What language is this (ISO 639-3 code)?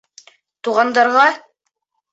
bak